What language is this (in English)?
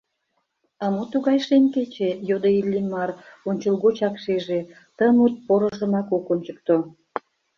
Mari